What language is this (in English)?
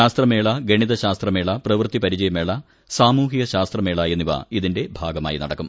Malayalam